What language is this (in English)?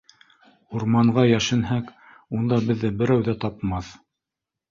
Bashkir